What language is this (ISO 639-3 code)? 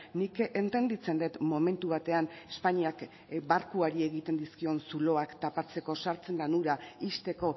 eus